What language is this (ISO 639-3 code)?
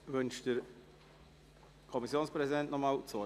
gsw